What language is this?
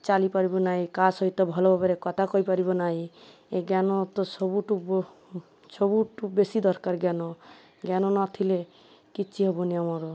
Odia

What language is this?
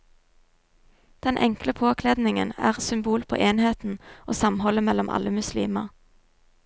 Norwegian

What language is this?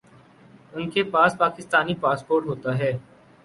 Urdu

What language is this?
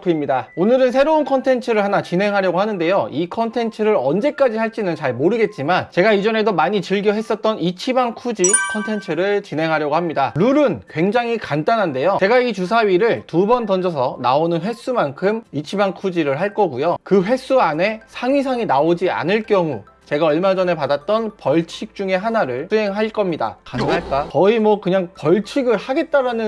Korean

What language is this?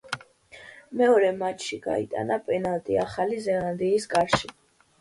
Georgian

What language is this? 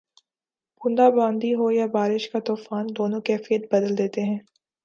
Urdu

